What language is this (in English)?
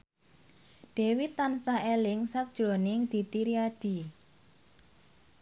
Javanese